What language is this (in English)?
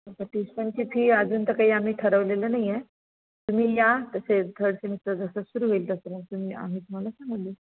Marathi